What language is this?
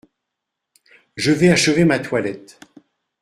French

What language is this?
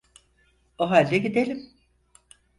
Turkish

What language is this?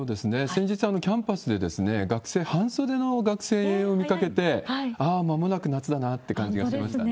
Japanese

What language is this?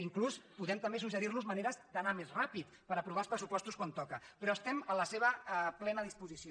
Catalan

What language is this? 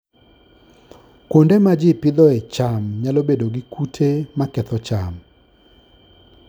Luo (Kenya and Tanzania)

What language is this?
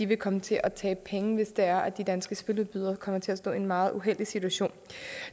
Danish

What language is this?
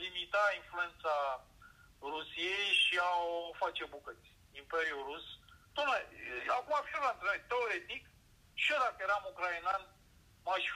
Romanian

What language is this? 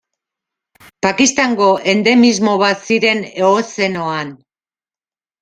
Basque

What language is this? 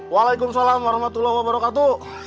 Indonesian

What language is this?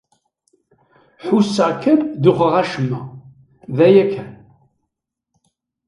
Kabyle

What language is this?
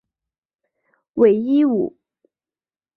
Chinese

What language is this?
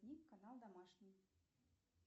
Russian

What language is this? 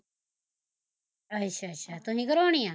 Punjabi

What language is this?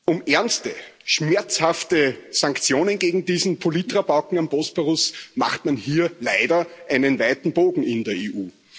German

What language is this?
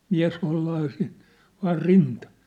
Finnish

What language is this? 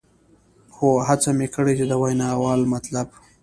Pashto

